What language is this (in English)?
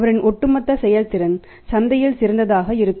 Tamil